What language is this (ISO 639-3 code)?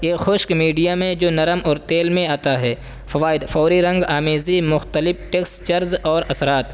urd